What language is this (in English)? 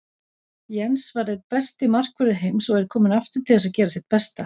Icelandic